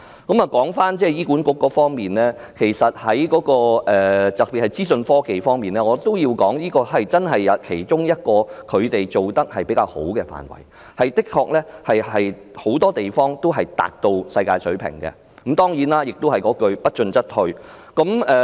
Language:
Cantonese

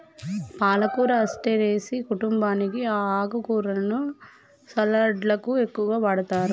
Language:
Telugu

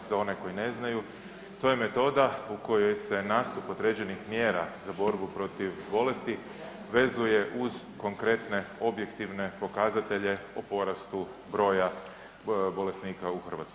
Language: Croatian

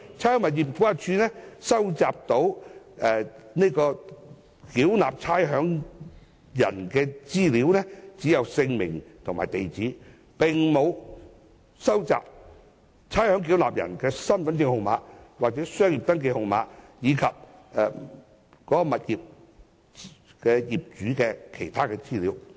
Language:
Cantonese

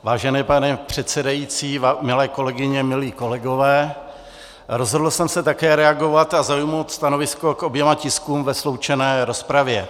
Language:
Czech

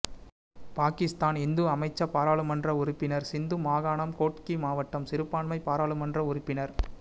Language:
Tamil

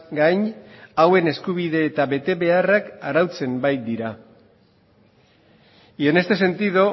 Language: Basque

